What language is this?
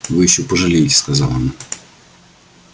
Russian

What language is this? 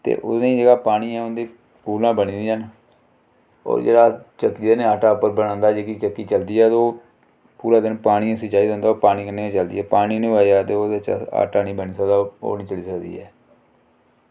Dogri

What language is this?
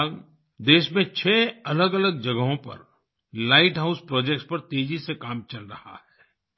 Hindi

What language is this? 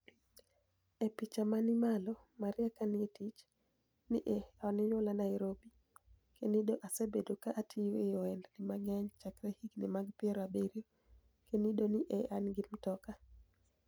Luo (Kenya and Tanzania)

